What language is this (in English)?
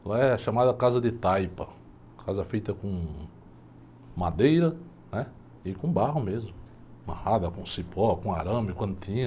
Portuguese